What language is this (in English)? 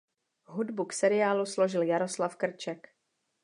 Czech